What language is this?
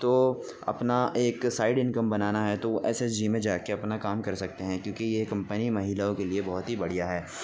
Urdu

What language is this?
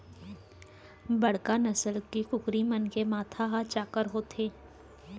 Chhattisgarhi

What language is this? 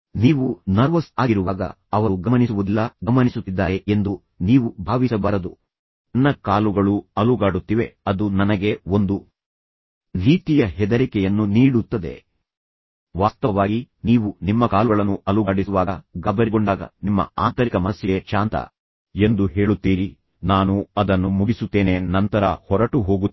Kannada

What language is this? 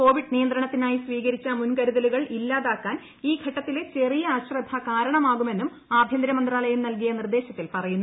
Malayalam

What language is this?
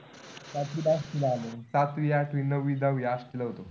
Marathi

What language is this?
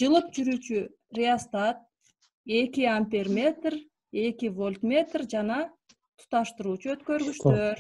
Turkish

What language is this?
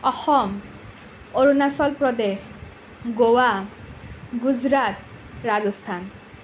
Assamese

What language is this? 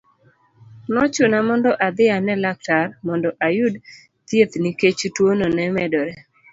Luo (Kenya and Tanzania)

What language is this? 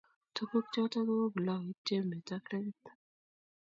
Kalenjin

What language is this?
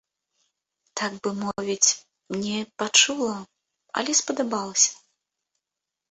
Belarusian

